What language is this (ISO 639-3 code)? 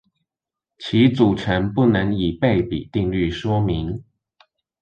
zho